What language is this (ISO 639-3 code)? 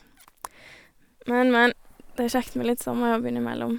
nor